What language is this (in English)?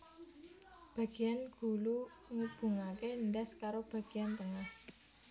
Javanese